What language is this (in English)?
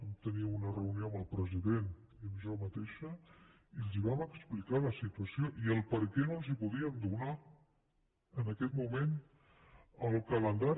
Catalan